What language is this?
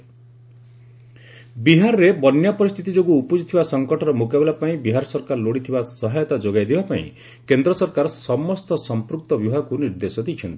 Odia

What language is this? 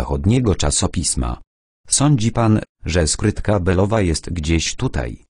Polish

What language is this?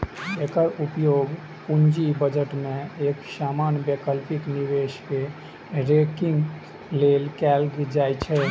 Maithili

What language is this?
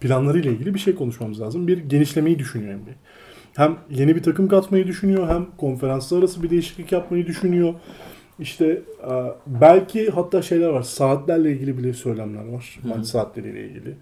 Turkish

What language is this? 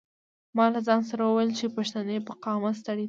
Pashto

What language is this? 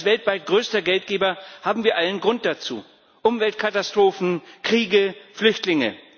German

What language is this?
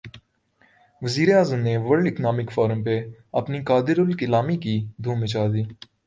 Urdu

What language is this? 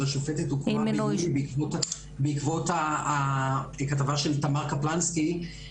Hebrew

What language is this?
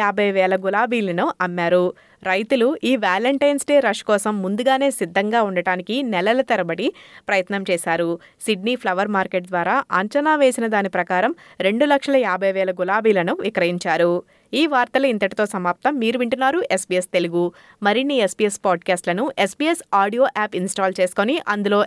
Telugu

